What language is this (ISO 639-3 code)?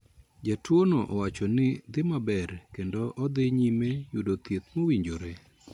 luo